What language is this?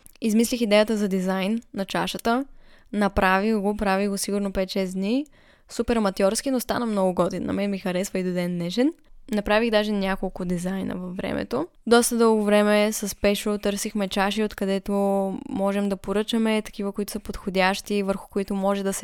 Bulgarian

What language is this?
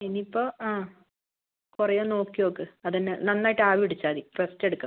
Malayalam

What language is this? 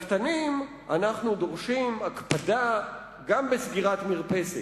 Hebrew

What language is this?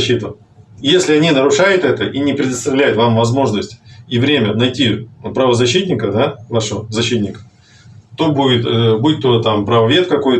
Russian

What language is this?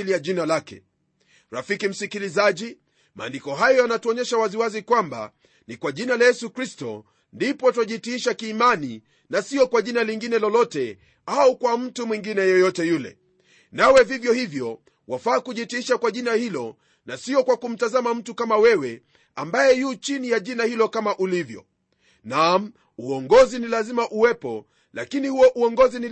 Swahili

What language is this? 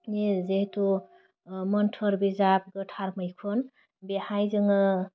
Bodo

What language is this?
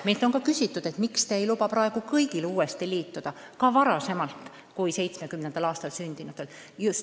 Estonian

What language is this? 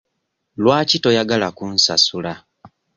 Ganda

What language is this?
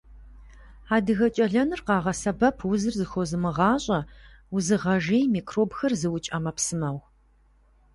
Kabardian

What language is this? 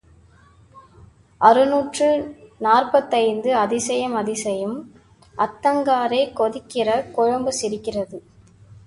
Tamil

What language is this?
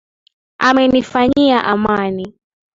Swahili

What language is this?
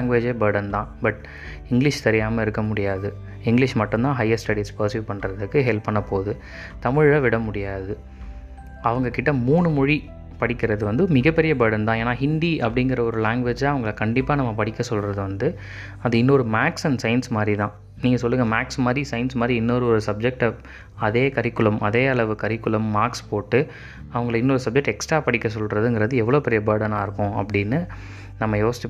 Tamil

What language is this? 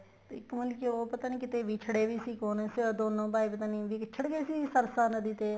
Punjabi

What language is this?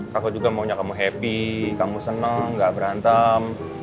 Indonesian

